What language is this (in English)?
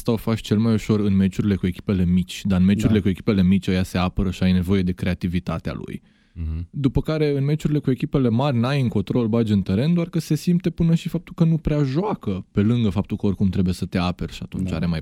Romanian